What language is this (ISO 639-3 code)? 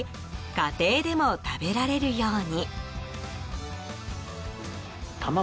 jpn